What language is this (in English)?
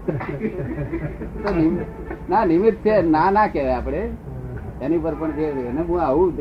Gujarati